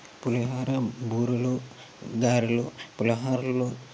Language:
Telugu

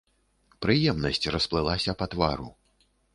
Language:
Belarusian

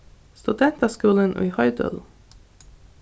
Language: Faroese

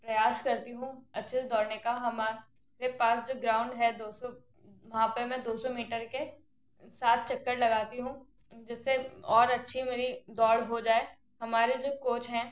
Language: Hindi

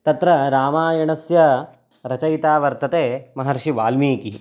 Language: Sanskrit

